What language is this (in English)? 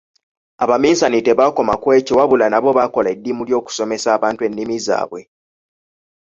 Ganda